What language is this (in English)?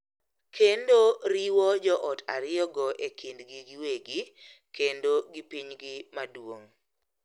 Luo (Kenya and Tanzania)